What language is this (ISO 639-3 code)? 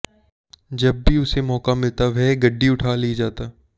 hin